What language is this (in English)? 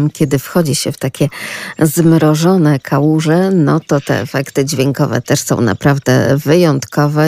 Polish